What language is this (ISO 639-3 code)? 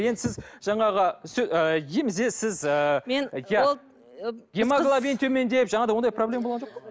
kaz